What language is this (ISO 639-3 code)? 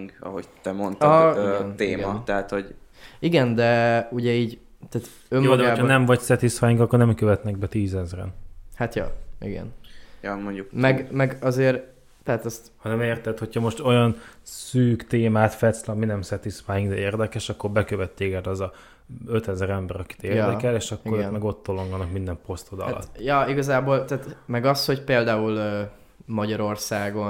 hun